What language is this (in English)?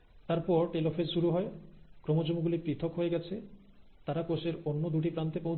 Bangla